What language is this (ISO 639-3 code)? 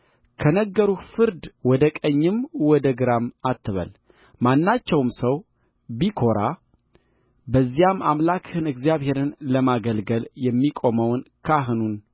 amh